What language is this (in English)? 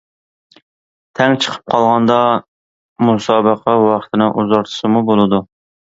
Uyghur